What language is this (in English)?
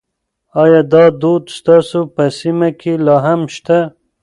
Pashto